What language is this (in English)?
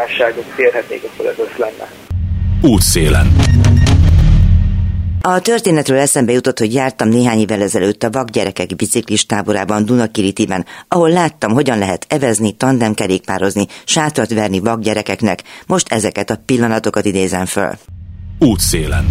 Hungarian